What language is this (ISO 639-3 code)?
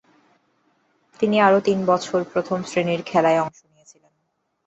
ben